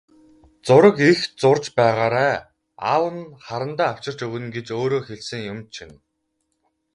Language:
Mongolian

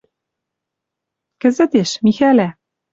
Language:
Western Mari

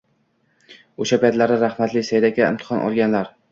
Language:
Uzbek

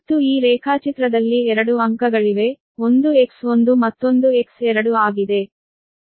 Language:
Kannada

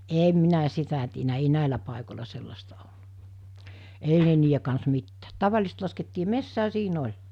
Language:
Finnish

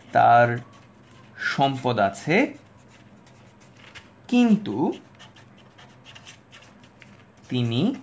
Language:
Bangla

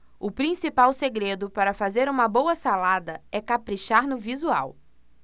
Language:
Portuguese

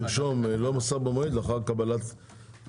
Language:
Hebrew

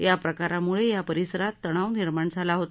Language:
Marathi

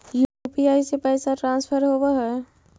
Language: Magahi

